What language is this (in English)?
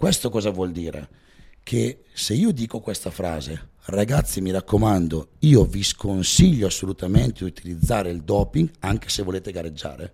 Italian